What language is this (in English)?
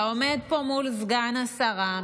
Hebrew